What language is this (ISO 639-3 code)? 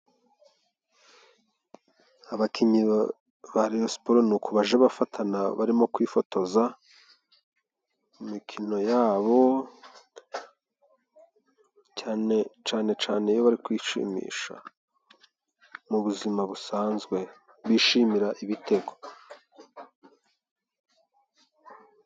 kin